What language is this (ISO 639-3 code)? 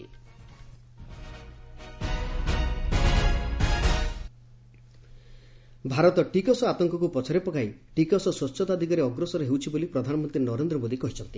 ori